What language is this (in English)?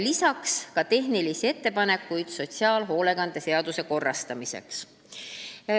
Estonian